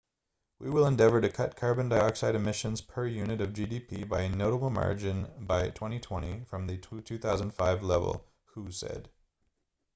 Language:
English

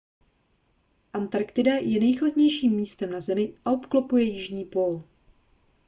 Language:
Czech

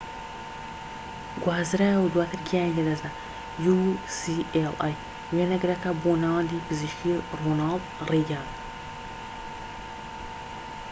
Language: Central Kurdish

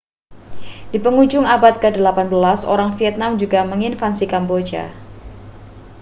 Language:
Indonesian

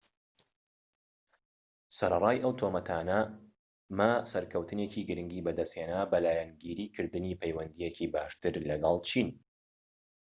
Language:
Central Kurdish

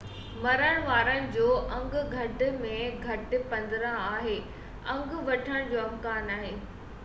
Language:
Sindhi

